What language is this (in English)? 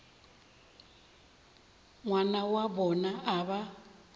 Northern Sotho